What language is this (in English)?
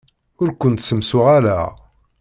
Kabyle